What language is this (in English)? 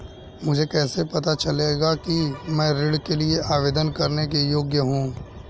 Hindi